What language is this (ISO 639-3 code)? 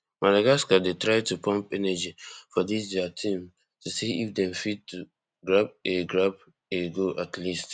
pcm